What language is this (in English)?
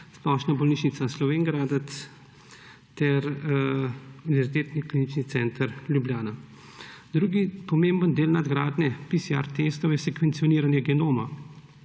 Slovenian